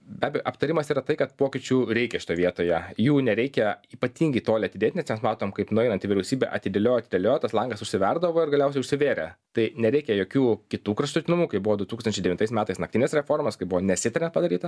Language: Lithuanian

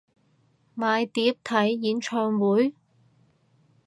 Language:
Cantonese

